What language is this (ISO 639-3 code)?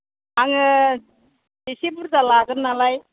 brx